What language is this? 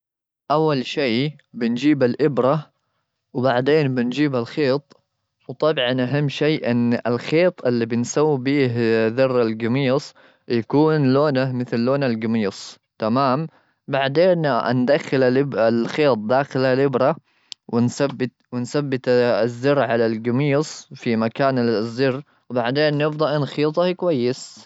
Gulf Arabic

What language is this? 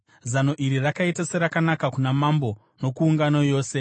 Shona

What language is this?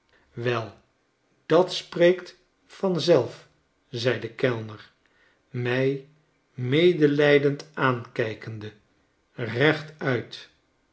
Dutch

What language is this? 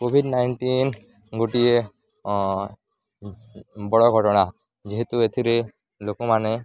Odia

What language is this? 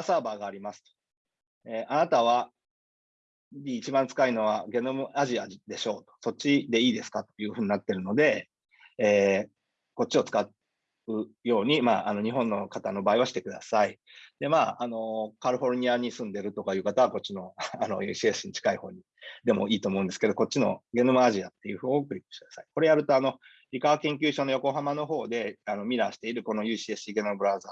Japanese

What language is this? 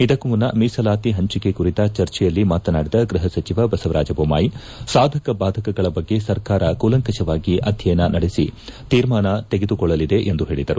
Kannada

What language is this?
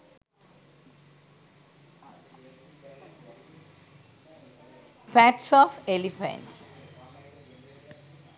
Sinhala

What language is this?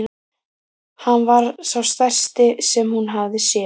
Icelandic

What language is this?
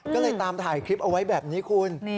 Thai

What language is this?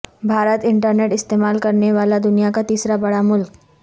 Urdu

